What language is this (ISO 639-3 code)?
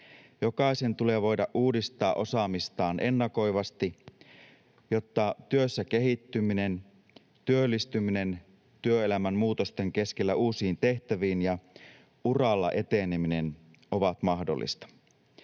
fin